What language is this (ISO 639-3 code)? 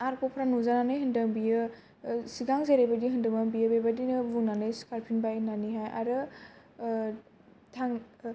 brx